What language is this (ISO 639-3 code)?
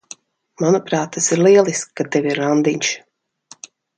lav